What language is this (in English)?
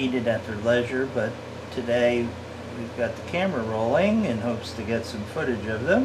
English